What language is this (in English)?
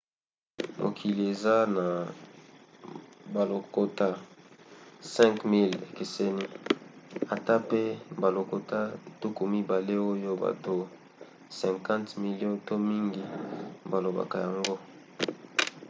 Lingala